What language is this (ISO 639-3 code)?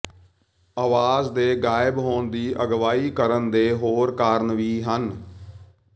pan